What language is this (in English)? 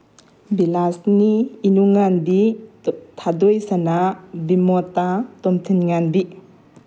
Manipuri